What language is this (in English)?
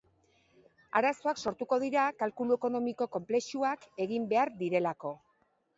Basque